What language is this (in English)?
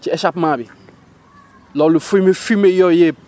Wolof